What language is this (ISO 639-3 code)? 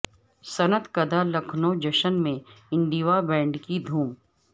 urd